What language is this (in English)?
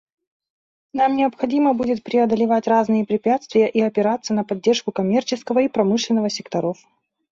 Russian